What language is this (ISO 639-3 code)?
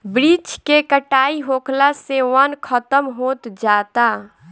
bho